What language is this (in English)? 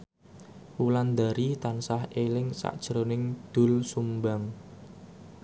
Javanese